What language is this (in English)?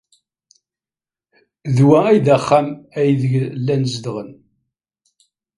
Kabyle